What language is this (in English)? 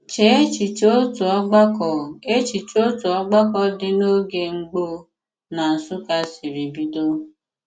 Igbo